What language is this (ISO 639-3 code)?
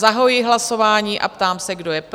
ces